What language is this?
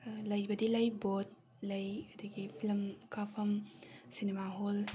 Manipuri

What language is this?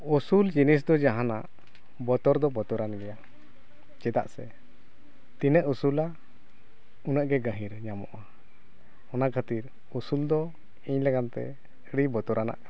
Santali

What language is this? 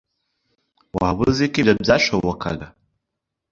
Kinyarwanda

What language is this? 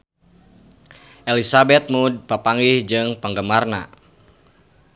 Sundanese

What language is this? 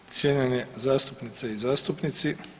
Croatian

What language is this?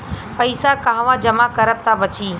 Bhojpuri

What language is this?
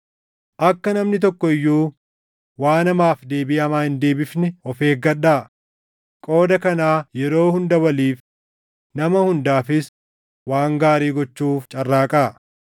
Oromo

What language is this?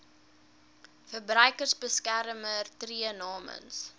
Afrikaans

